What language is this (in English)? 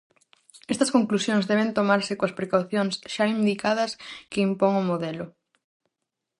Galician